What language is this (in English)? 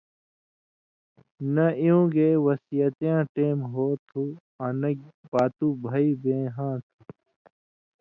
Indus Kohistani